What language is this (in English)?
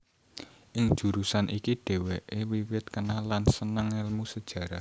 Javanese